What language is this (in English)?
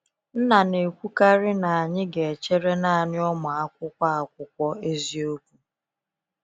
Igbo